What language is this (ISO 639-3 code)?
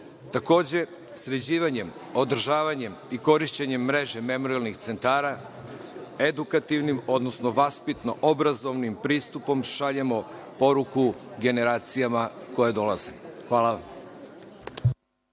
srp